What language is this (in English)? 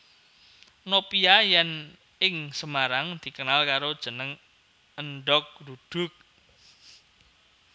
Javanese